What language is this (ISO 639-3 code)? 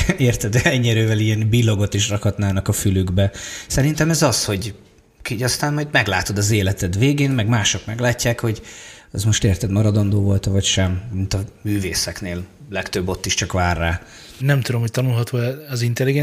hun